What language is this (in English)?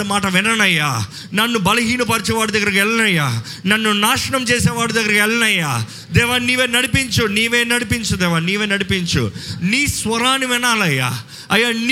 Telugu